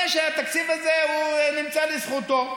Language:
Hebrew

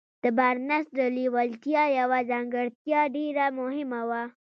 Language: Pashto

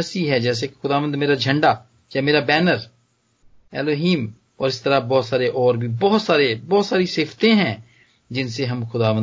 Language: Hindi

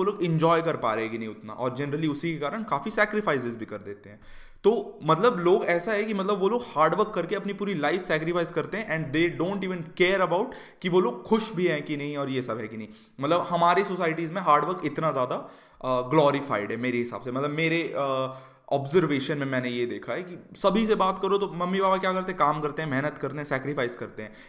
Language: Hindi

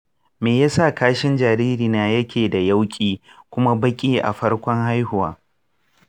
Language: Hausa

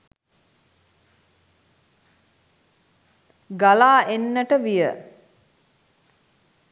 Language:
Sinhala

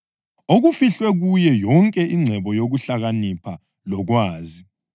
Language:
North Ndebele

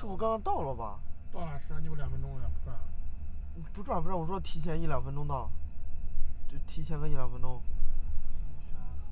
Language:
Chinese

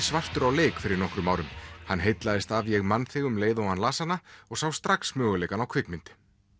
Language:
Icelandic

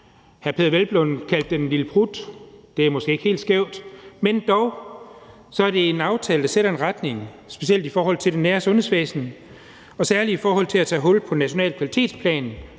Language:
Danish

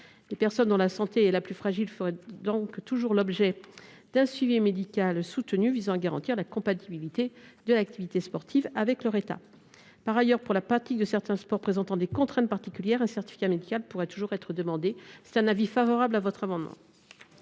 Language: French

